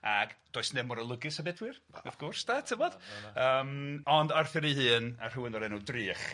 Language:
Welsh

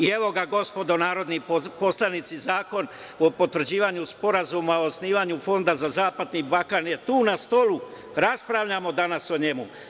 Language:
Serbian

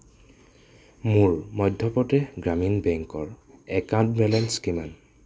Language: Assamese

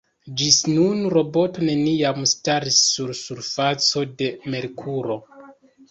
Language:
Esperanto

